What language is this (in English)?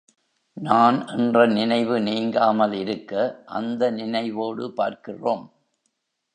Tamil